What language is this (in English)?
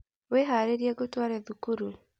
Kikuyu